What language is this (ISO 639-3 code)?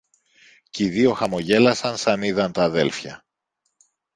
ell